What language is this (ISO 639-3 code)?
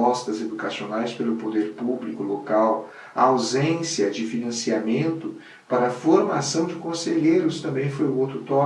por